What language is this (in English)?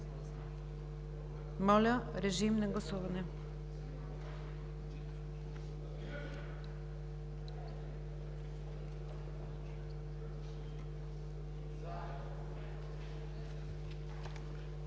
Bulgarian